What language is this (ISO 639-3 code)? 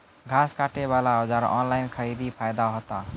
mai